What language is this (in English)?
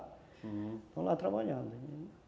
Portuguese